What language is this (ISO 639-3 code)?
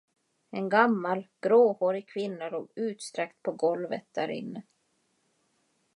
swe